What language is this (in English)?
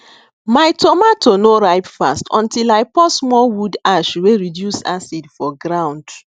Nigerian Pidgin